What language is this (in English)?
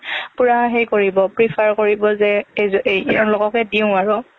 Assamese